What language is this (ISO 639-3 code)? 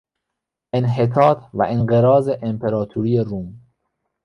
fas